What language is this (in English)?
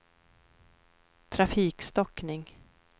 Swedish